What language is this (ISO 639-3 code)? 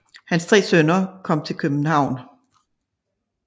dan